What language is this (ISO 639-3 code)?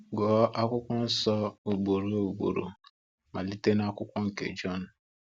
ibo